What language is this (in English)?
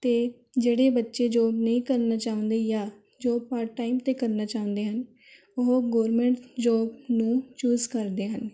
Punjabi